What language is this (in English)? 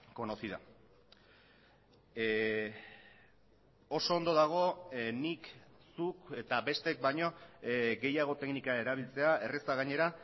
Basque